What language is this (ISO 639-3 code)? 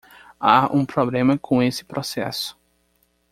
por